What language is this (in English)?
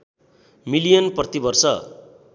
Nepali